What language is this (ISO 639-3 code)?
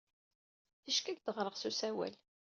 kab